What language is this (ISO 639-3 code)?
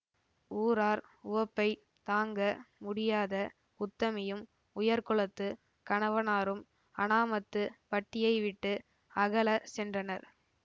tam